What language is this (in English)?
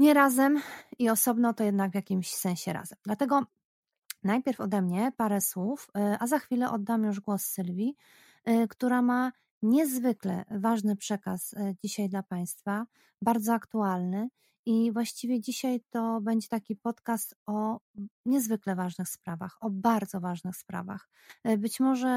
Polish